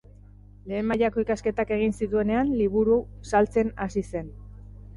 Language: Basque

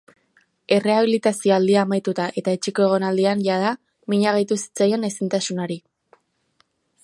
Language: Basque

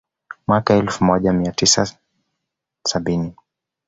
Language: Swahili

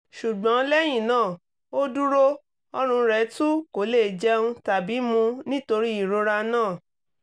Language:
Yoruba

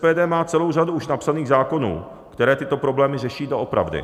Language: Czech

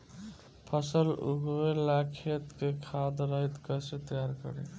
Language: Bhojpuri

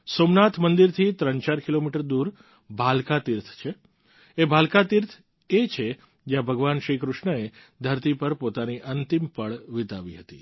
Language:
Gujarati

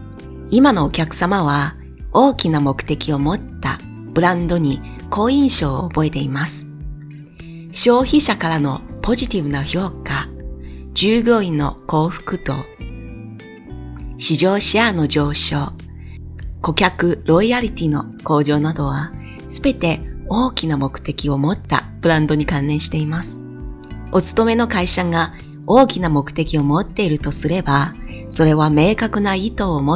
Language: Japanese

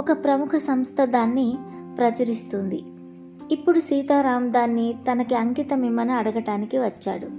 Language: Telugu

